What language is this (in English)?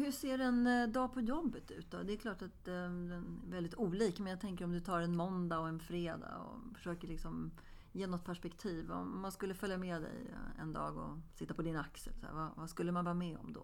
Swedish